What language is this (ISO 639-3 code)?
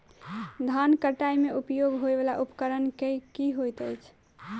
mai